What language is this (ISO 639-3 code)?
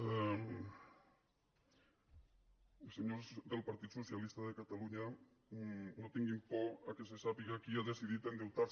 cat